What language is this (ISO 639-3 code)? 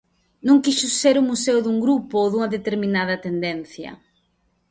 glg